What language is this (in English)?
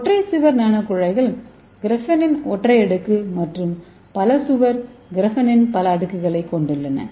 Tamil